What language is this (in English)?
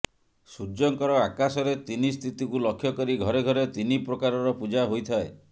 Odia